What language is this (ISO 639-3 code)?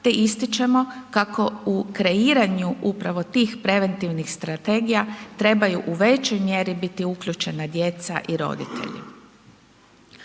hrv